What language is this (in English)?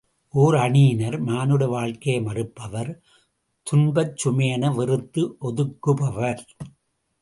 Tamil